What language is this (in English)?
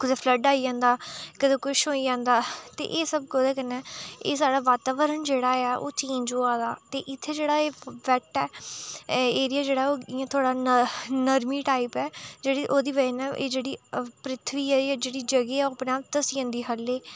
Dogri